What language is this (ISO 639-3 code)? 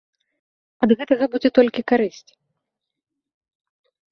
bel